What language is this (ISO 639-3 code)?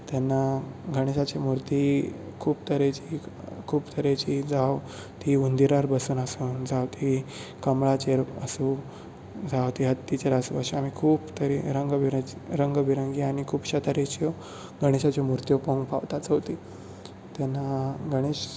kok